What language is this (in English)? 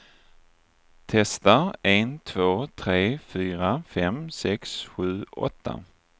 Swedish